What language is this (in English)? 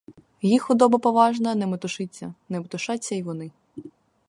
Ukrainian